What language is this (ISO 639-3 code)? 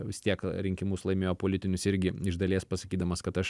lit